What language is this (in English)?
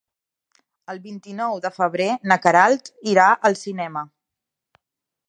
Catalan